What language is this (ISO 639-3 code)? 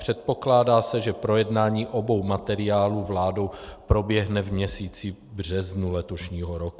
ces